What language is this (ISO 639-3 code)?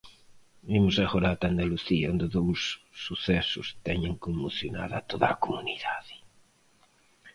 glg